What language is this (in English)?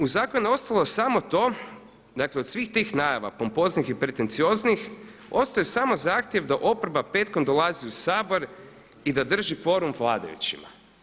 Croatian